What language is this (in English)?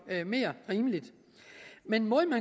Danish